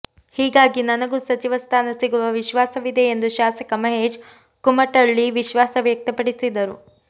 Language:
Kannada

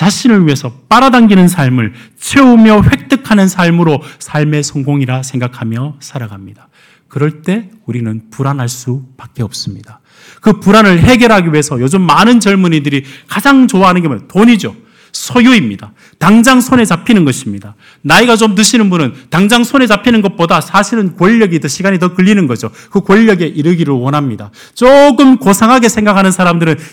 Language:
Korean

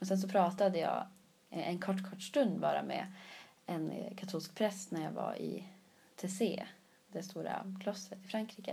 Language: Swedish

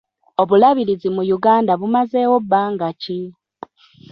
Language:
Ganda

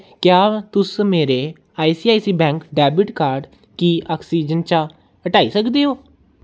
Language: Dogri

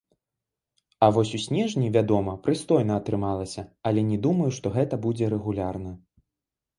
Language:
Belarusian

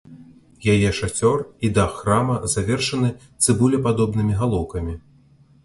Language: Belarusian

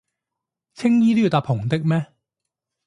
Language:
Cantonese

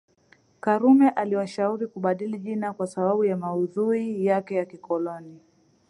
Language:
Swahili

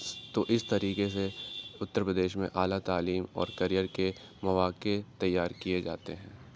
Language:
Urdu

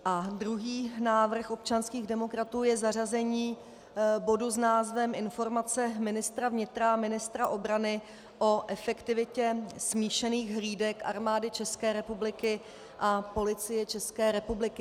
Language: Czech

